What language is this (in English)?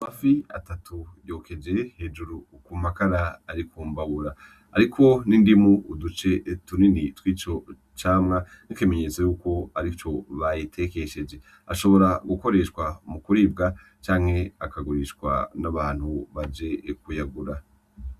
Rundi